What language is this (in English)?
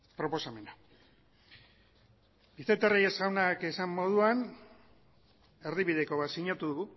Basque